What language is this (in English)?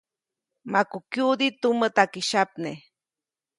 Copainalá Zoque